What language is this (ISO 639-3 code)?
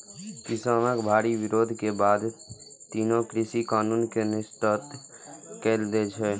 mai